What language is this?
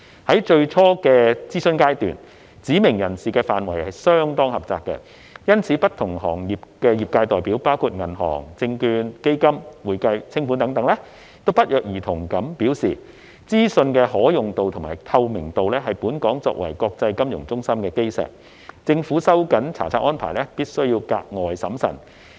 Cantonese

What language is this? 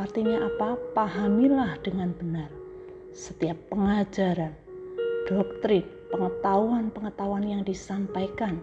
Indonesian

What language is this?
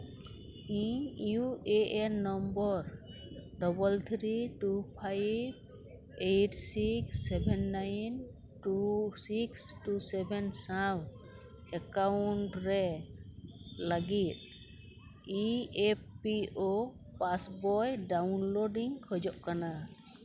Santali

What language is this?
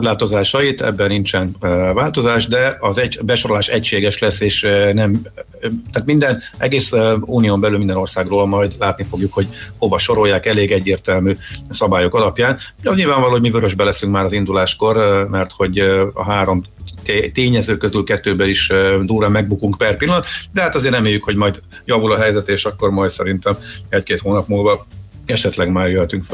Hungarian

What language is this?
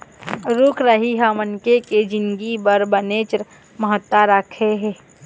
Chhattisgarhi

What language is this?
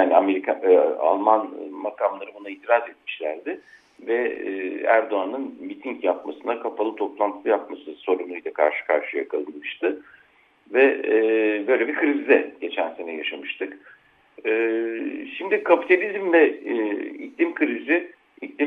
Turkish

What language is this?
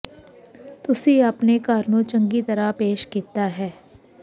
Punjabi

